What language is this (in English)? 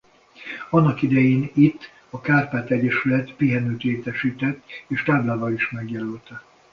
Hungarian